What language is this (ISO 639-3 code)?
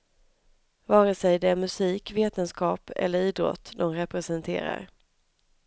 swe